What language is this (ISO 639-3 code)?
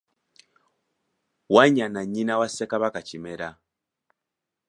lug